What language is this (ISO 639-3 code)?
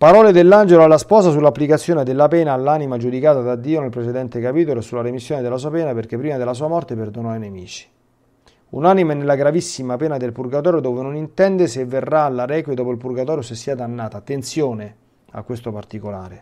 ita